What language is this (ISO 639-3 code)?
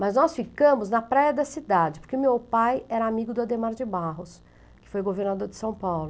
por